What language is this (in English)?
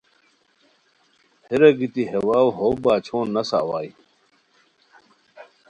Khowar